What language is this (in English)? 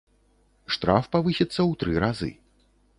Belarusian